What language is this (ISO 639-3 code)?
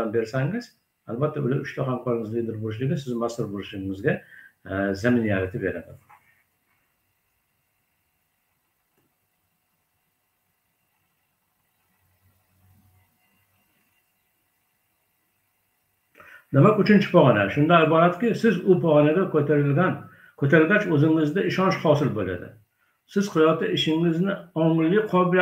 tur